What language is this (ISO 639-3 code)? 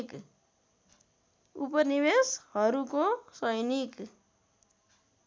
nep